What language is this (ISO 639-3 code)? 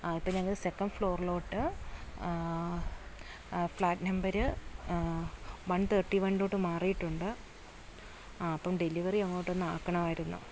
mal